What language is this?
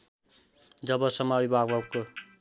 Nepali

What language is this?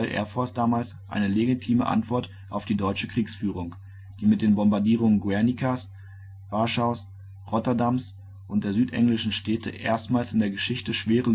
German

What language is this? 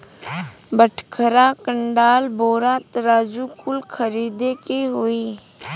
Bhojpuri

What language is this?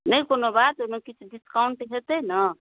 Maithili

